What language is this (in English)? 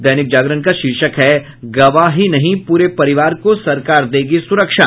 Hindi